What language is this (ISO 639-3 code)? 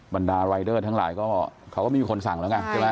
tha